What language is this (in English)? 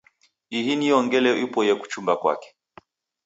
Taita